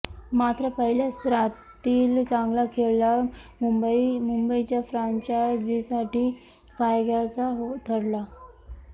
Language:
Marathi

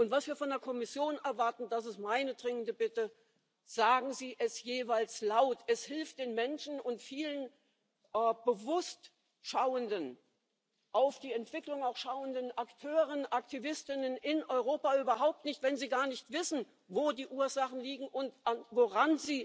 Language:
German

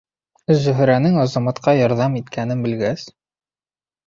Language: Bashkir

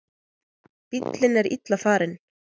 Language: Icelandic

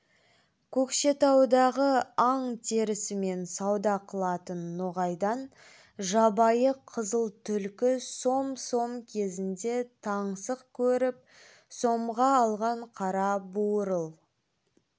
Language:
Kazakh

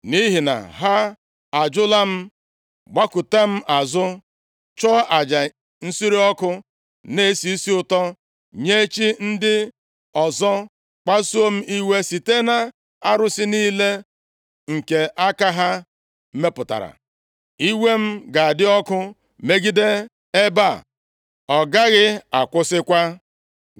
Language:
Igbo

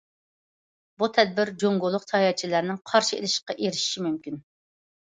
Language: Uyghur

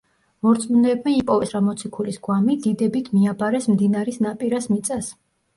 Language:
Georgian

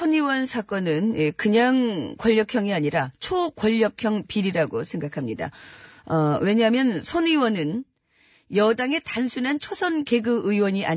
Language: Korean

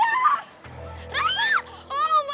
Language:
Indonesian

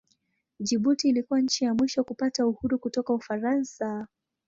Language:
Swahili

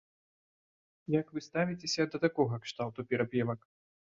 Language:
Belarusian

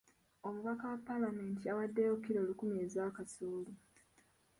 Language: Ganda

